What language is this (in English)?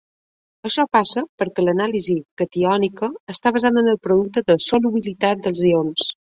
Catalan